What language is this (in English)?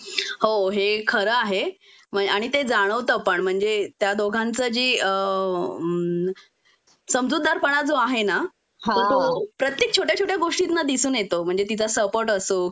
Marathi